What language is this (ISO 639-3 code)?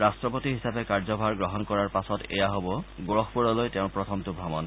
asm